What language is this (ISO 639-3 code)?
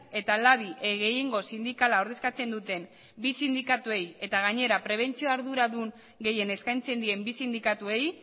eus